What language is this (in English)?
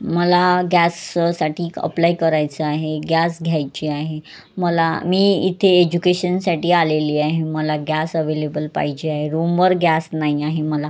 Marathi